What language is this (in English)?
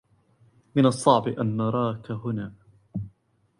Arabic